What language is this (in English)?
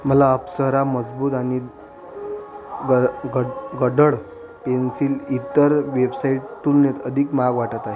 Marathi